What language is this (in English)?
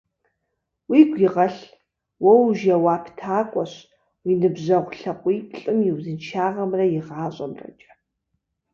Kabardian